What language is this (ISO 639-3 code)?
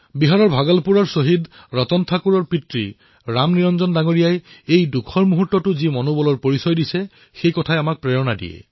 asm